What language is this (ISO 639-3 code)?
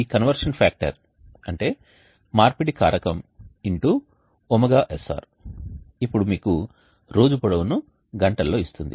tel